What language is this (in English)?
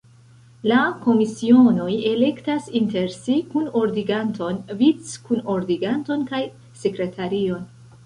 Esperanto